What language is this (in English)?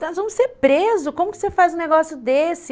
Portuguese